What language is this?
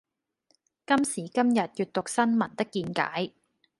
Cantonese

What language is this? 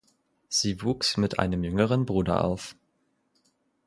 German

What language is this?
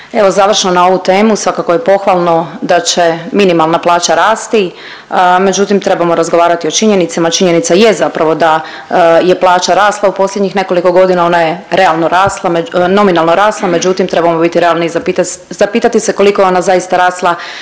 Croatian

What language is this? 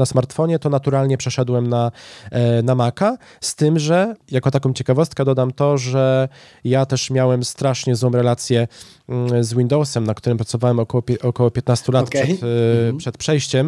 Polish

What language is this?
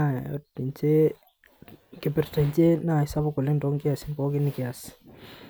Masai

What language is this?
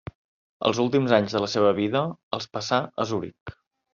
Catalan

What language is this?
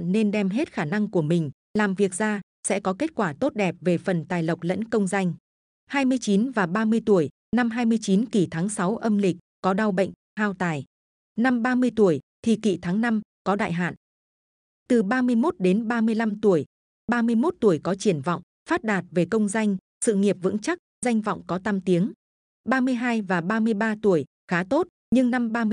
Vietnamese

